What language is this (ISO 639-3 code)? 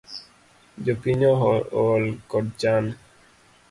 luo